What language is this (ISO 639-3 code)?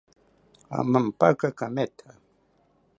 cpy